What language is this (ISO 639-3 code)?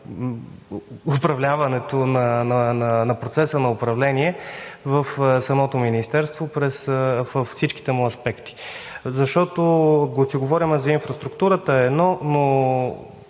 bul